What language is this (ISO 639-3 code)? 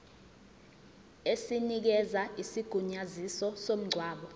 zul